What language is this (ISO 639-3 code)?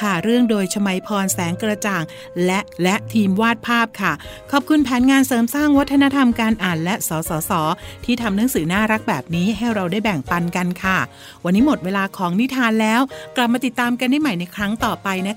tha